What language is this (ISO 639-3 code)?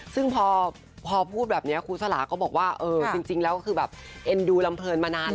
tha